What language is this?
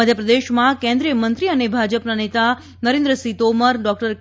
Gujarati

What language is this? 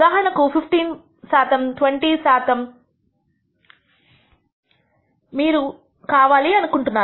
Telugu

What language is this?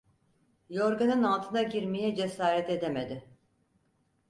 Turkish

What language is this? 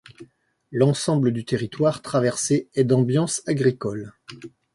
French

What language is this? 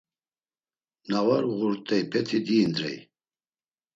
Laz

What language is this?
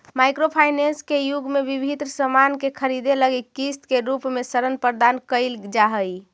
Magahi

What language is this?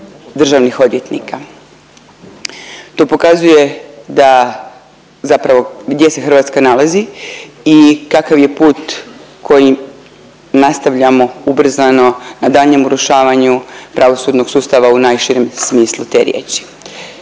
Croatian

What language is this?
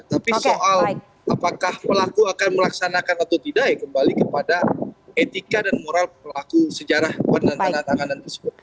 Indonesian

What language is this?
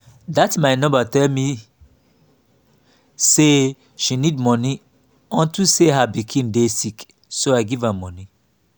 Nigerian Pidgin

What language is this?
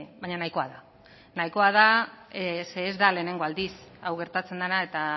Basque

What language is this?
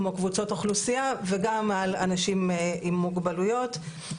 Hebrew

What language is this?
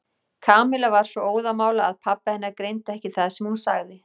Icelandic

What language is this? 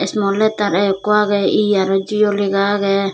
Chakma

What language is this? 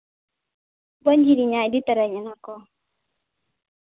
Santali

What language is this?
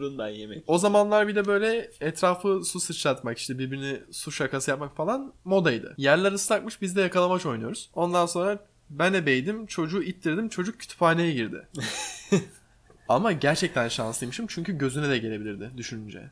Turkish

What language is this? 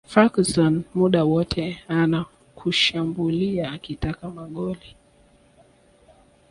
Swahili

